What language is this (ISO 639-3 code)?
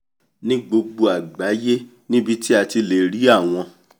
yor